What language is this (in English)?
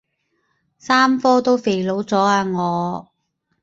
Cantonese